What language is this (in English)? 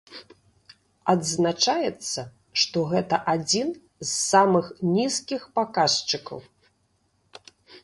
Belarusian